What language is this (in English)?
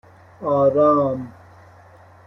Persian